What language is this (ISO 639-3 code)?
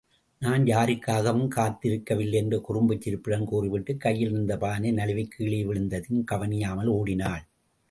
tam